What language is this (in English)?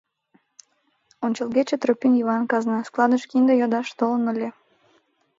Mari